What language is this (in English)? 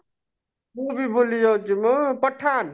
Odia